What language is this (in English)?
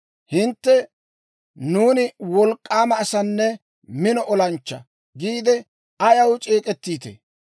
Dawro